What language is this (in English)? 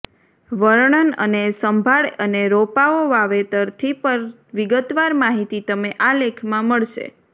Gujarati